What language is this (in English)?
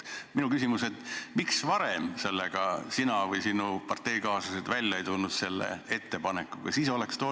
Estonian